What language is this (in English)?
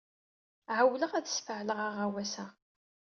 Kabyle